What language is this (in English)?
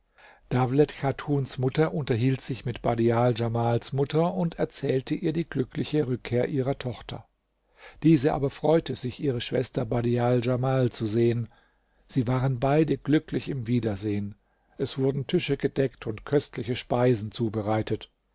German